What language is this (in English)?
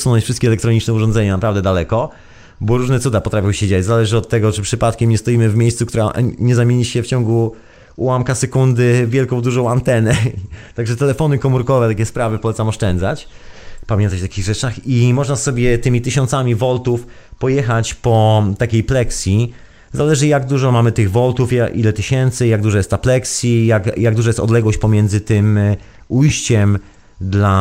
Polish